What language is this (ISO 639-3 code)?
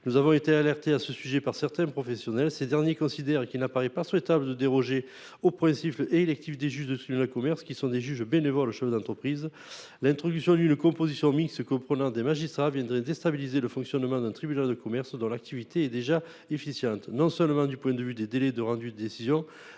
fra